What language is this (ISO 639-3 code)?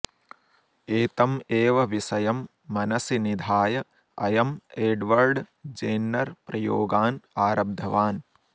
san